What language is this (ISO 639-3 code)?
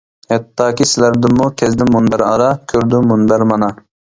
uig